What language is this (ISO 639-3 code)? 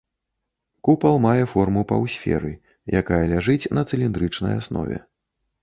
bel